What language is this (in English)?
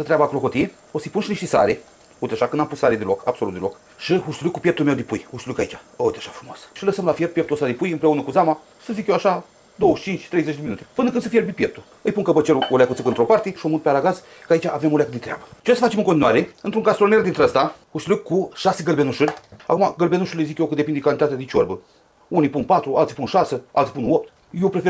Romanian